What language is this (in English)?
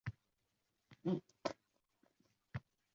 Uzbek